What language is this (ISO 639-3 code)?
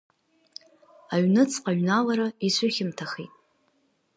abk